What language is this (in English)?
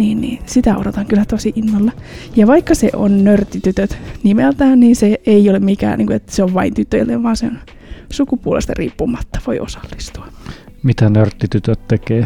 Finnish